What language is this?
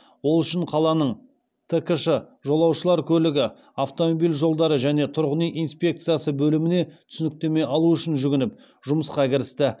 Kazakh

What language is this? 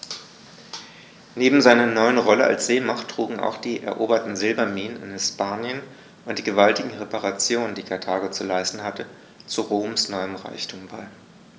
German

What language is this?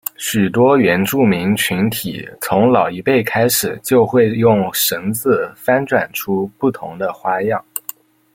Chinese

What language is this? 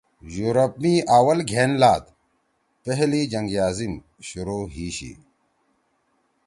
Torwali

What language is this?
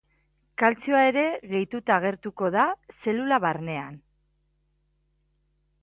Basque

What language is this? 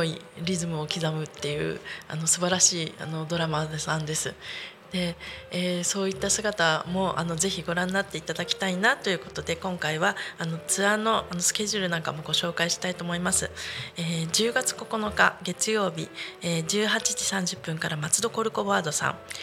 Japanese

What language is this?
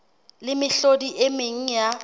Southern Sotho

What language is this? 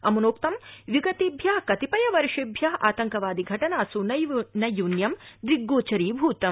Sanskrit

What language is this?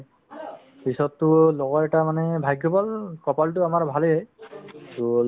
Assamese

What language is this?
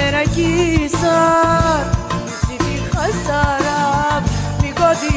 Romanian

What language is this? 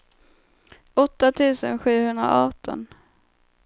Swedish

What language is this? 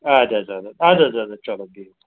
Kashmiri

